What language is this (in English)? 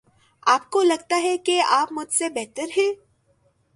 Urdu